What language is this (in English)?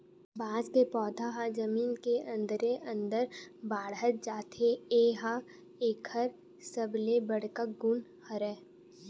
Chhattisgarhi